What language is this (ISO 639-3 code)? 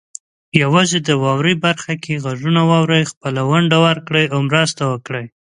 pus